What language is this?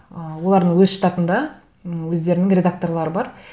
Kazakh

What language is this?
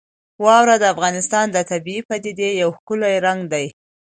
Pashto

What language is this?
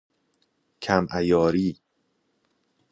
Persian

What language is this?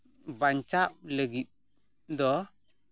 Santali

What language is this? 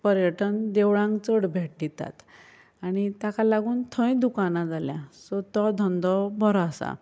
Konkani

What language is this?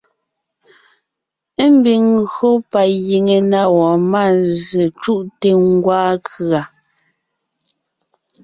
Ngiemboon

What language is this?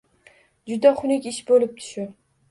Uzbek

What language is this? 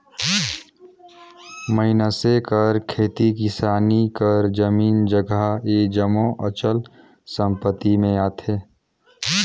Chhattisgarhi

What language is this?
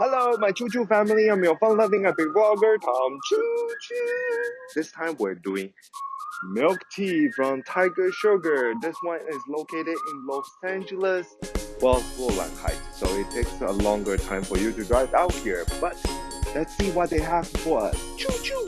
English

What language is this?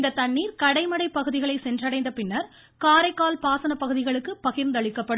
Tamil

